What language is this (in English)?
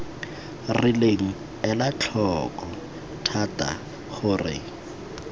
Tswana